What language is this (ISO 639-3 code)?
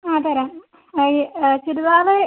mal